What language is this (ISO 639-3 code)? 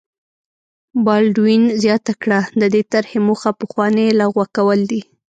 pus